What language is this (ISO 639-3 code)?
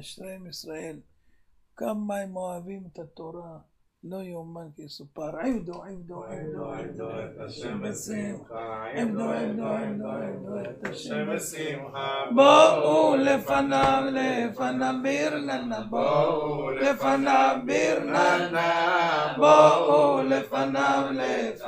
heb